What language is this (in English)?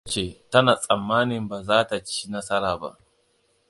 Hausa